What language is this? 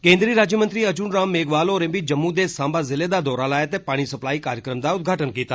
Dogri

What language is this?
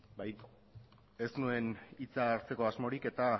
Basque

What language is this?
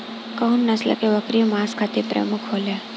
Bhojpuri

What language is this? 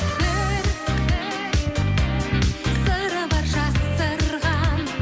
Kazakh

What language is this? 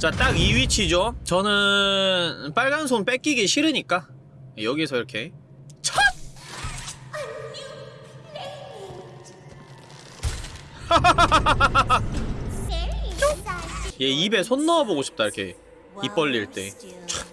Korean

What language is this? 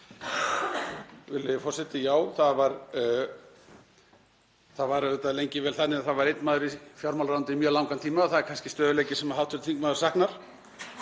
Icelandic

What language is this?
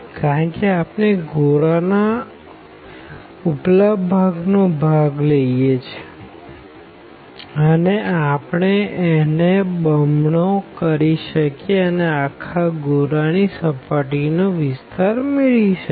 Gujarati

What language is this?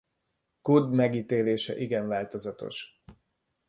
Hungarian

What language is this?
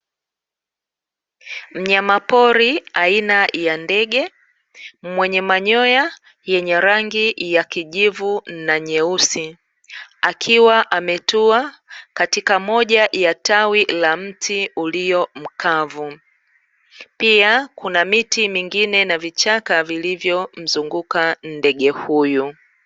Swahili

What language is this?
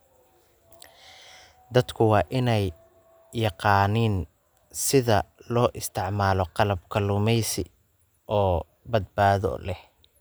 Somali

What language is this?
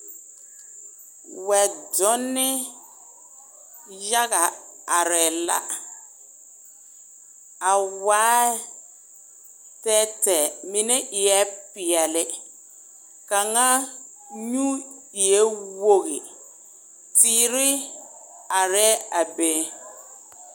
Southern Dagaare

